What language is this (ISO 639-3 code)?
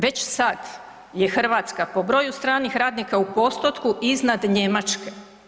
hrv